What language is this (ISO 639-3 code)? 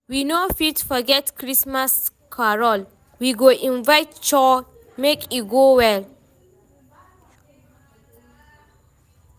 pcm